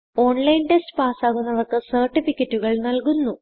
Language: Malayalam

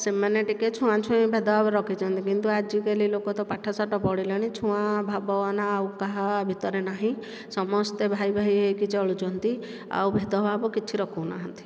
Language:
Odia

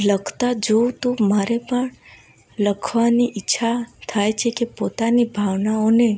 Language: Gujarati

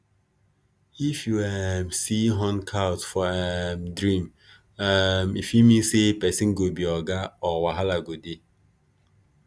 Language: Nigerian Pidgin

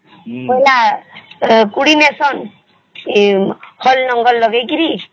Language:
Odia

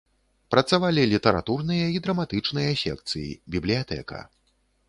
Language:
Belarusian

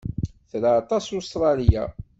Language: Kabyle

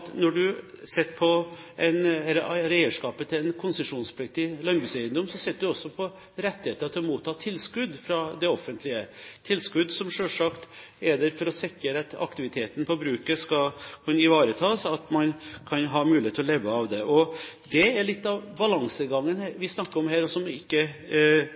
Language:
Norwegian Bokmål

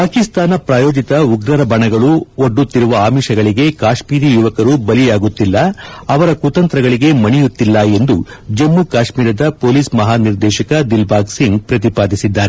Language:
Kannada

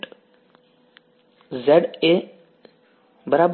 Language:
Gujarati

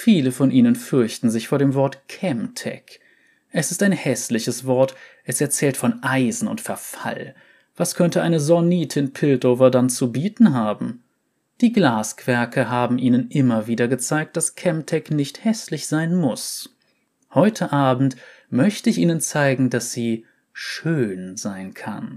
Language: German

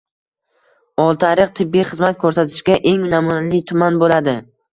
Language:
Uzbek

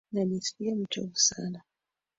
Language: Swahili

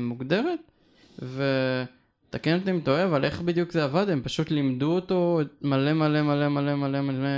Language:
Hebrew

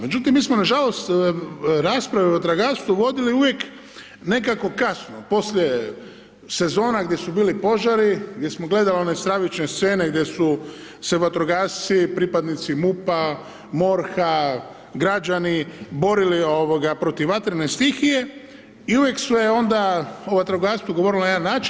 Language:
Croatian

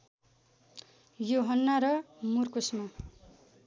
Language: Nepali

